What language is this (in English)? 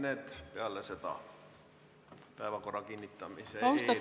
Estonian